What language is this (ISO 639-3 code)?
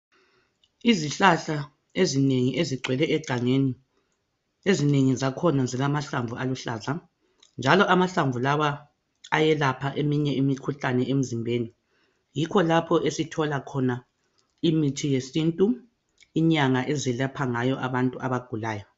nde